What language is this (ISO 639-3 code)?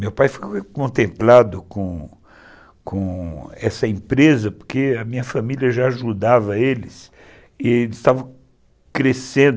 por